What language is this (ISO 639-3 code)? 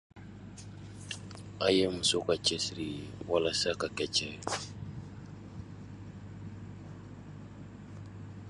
dyu